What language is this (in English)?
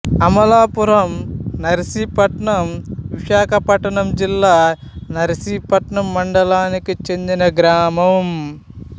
Telugu